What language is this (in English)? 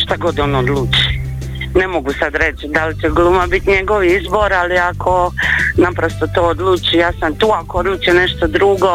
Croatian